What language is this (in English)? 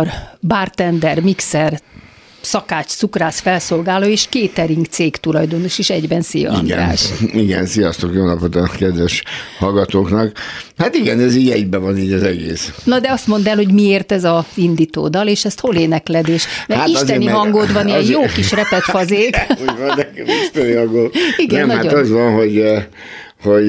Hungarian